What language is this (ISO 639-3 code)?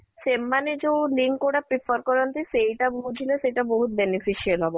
ori